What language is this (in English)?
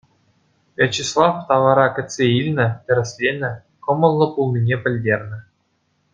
Chuvash